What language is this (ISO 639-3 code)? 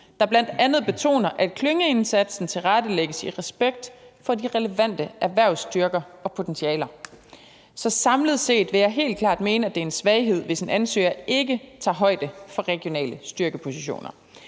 dan